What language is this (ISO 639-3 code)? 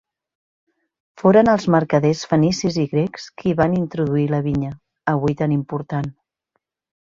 cat